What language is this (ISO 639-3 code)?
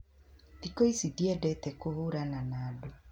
kik